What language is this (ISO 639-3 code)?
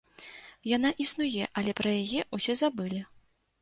bel